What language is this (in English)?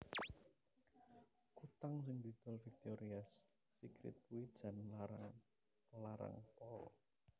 Javanese